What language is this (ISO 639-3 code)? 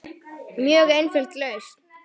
isl